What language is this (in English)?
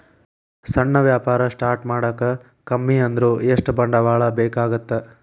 Kannada